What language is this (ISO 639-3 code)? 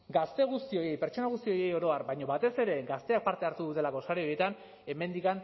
eus